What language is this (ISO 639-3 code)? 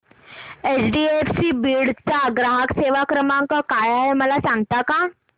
mar